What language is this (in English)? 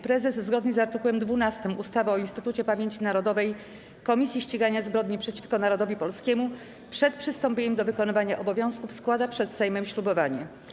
Polish